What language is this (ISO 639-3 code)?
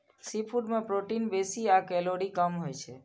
mai